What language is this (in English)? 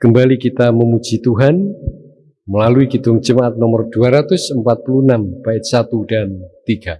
Indonesian